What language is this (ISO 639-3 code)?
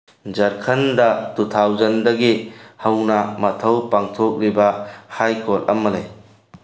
mni